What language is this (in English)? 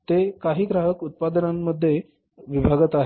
Marathi